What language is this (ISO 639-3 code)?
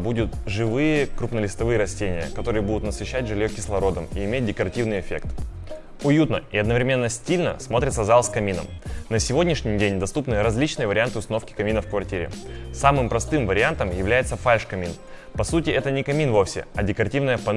rus